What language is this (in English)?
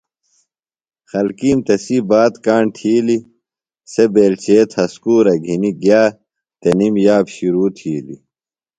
Phalura